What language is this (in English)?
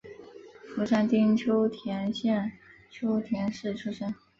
Chinese